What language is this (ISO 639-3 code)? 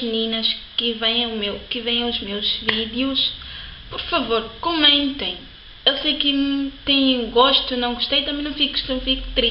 por